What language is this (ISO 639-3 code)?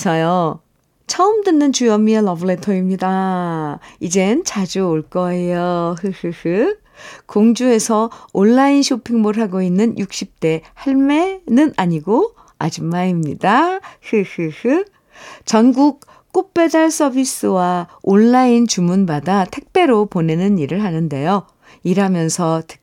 kor